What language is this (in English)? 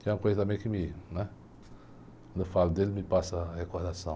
Portuguese